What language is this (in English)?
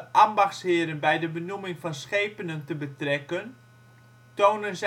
Dutch